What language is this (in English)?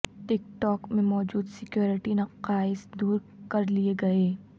Urdu